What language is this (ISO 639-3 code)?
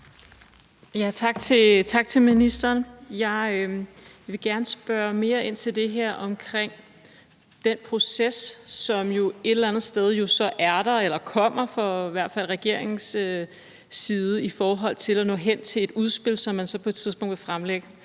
dan